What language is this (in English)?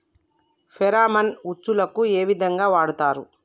Telugu